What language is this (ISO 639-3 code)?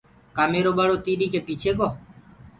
ggg